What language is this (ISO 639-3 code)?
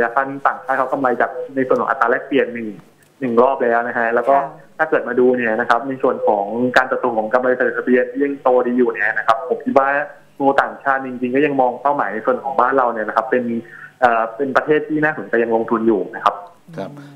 tha